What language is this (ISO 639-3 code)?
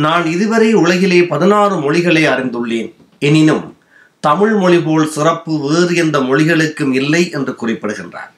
tam